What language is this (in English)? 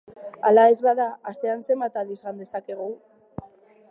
Basque